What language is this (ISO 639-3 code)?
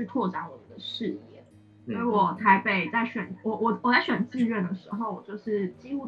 zho